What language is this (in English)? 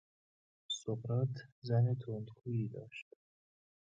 Persian